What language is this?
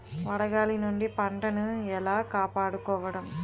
Telugu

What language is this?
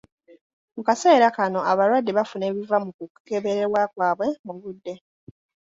Ganda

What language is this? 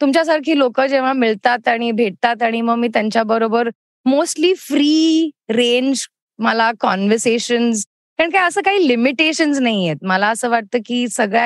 Marathi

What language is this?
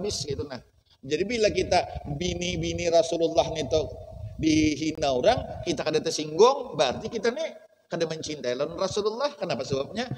Indonesian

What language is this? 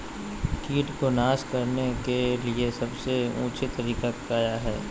Magahi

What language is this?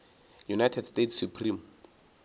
Northern Sotho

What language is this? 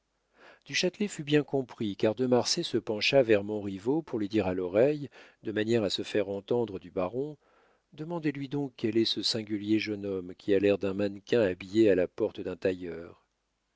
French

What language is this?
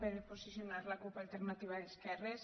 Catalan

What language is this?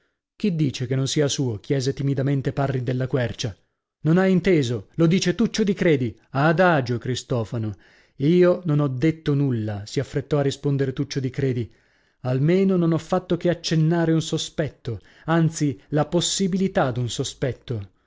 Italian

